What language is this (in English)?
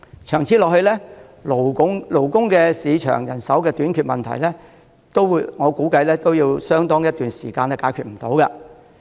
Cantonese